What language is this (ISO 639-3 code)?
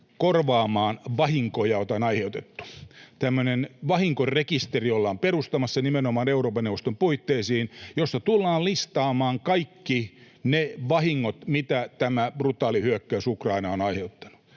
fin